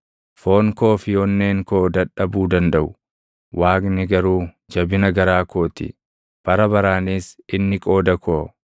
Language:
Oromo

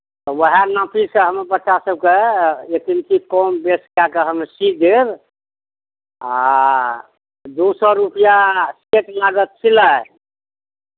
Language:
Maithili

